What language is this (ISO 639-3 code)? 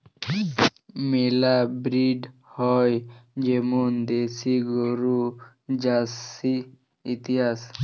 ben